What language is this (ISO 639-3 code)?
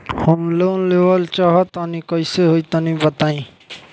bho